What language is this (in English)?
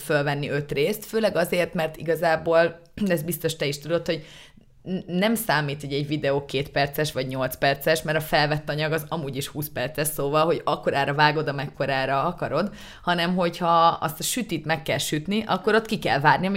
Hungarian